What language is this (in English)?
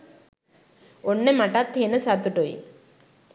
Sinhala